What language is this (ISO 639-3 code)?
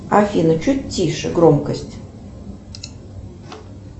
rus